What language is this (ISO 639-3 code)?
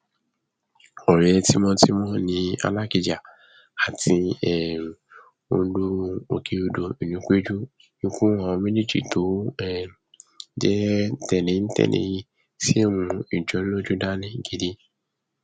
yor